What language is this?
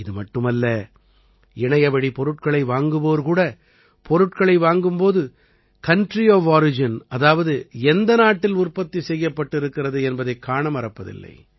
Tamil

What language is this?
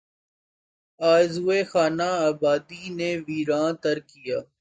Urdu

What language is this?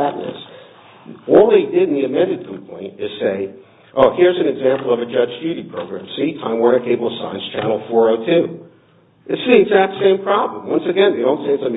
English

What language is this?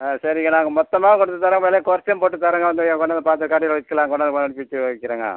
Tamil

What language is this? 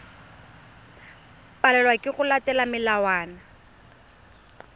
Tswana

